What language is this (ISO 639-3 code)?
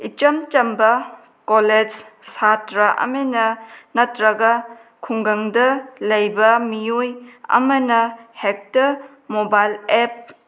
mni